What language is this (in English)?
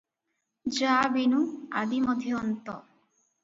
Odia